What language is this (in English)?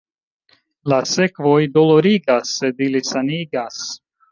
Esperanto